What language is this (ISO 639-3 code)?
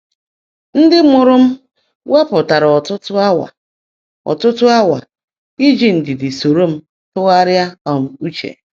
ibo